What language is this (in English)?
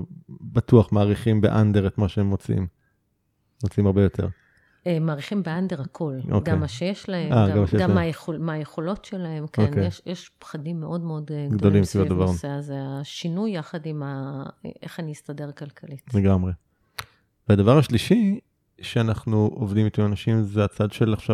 Hebrew